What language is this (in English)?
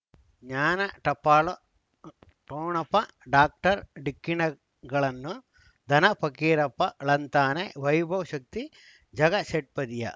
Kannada